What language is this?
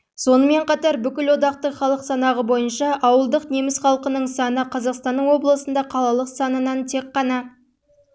Kazakh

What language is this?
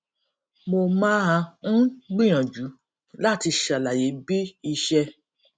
Yoruba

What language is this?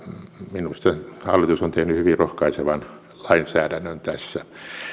Finnish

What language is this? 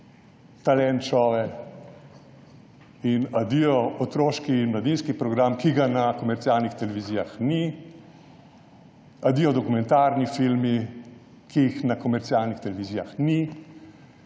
Slovenian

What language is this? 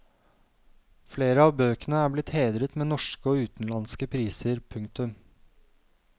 Norwegian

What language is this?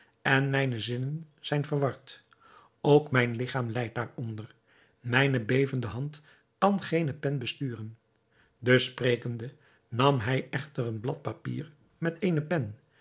Dutch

